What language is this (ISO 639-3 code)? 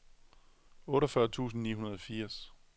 dan